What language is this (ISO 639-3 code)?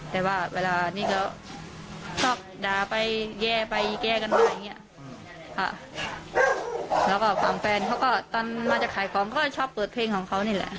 tha